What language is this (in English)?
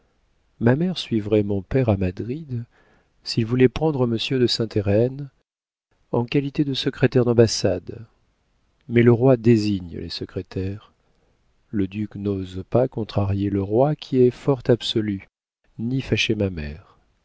French